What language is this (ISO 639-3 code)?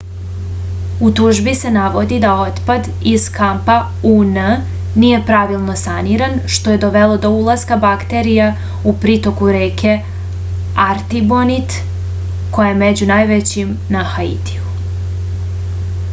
srp